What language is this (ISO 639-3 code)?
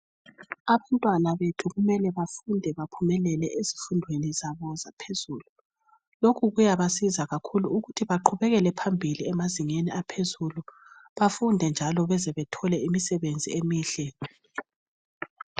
nde